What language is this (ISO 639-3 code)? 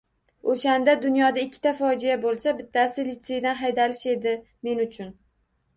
uzb